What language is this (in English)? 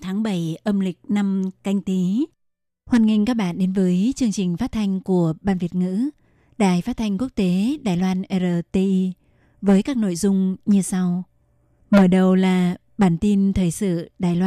Vietnamese